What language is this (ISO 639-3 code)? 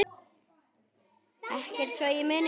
isl